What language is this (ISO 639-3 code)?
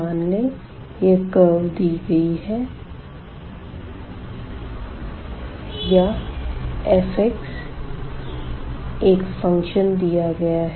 hin